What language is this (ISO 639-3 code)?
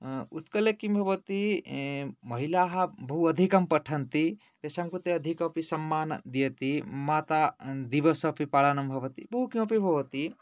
san